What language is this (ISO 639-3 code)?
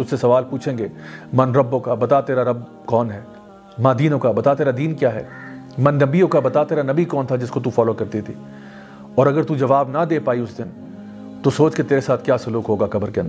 urd